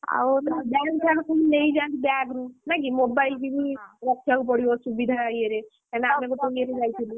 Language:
Odia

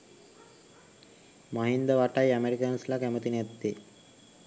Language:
Sinhala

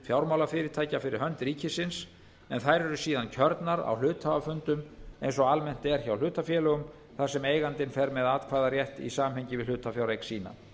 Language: Icelandic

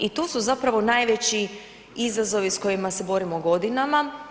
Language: Croatian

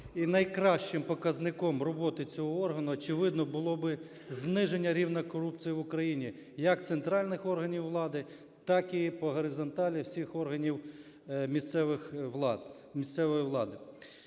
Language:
Ukrainian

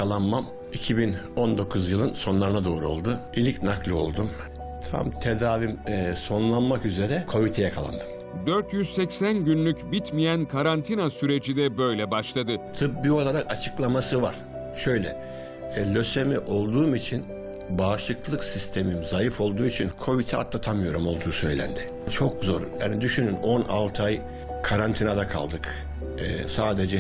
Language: Turkish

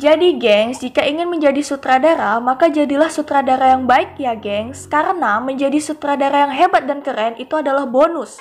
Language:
Indonesian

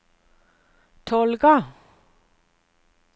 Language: Norwegian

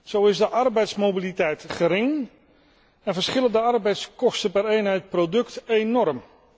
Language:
Dutch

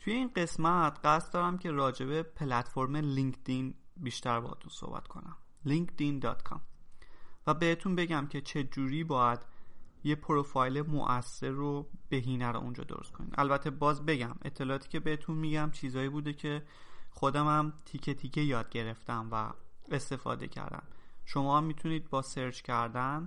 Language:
Persian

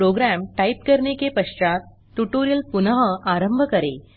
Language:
Hindi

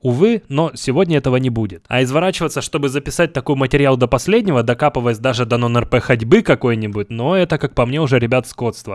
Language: Russian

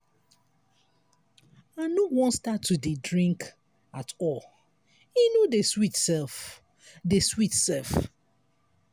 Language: Nigerian Pidgin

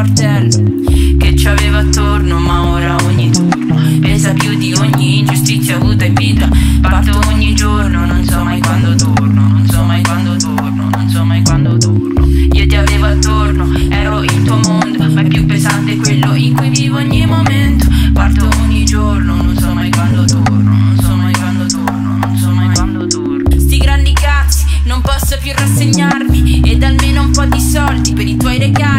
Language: Romanian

